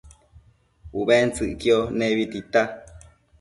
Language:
Matsés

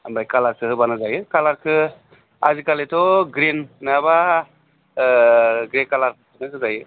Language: Bodo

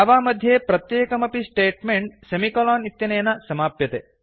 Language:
Sanskrit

